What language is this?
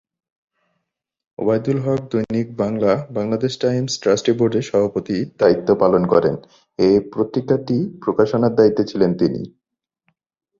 Bangla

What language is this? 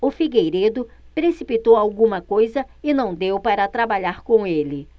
Portuguese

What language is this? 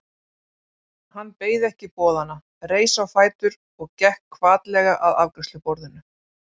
Icelandic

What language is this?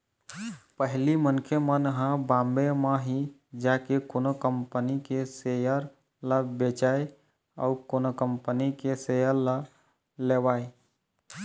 Chhattisgarhi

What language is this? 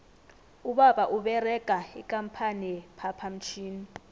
South Ndebele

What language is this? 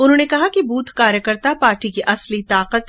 Hindi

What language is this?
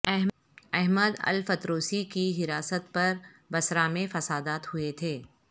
Urdu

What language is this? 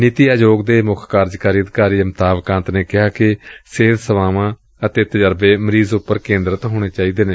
Punjabi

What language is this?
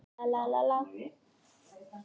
Icelandic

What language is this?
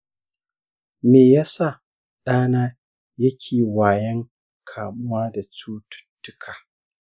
Hausa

